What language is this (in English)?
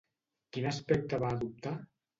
Catalan